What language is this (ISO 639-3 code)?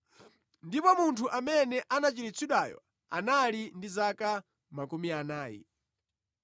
nya